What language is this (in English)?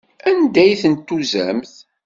Kabyle